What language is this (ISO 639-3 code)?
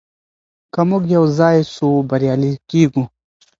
pus